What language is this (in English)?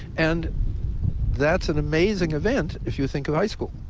English